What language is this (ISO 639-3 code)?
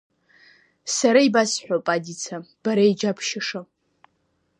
abk